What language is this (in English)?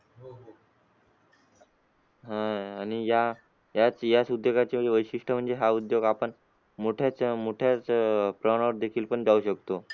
Marathi